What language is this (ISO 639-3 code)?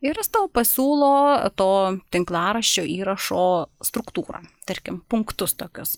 lit